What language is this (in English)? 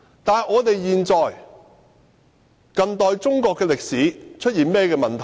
Cantonese